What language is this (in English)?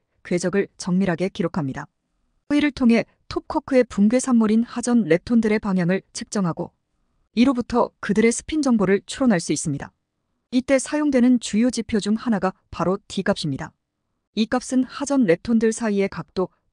Korean